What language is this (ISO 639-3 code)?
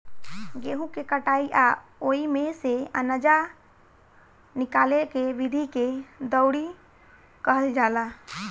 bho